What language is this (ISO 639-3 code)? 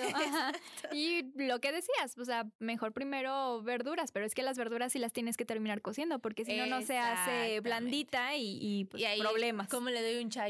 spa